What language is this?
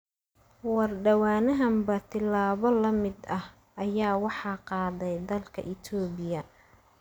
Somali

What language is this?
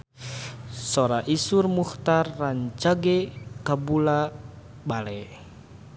Sundanese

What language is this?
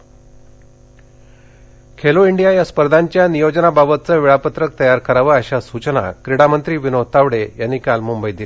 Marathi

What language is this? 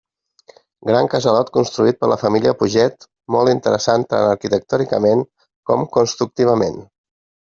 Catalan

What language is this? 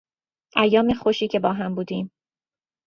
Persian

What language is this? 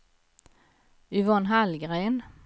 Swedish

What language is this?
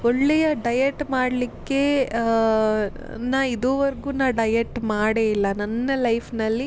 Kannada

